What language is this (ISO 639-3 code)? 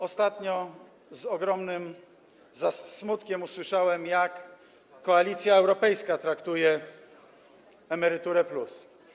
pol